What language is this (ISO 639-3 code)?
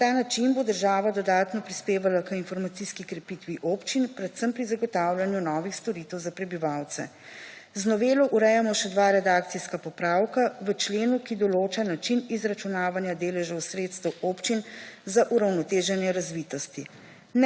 slv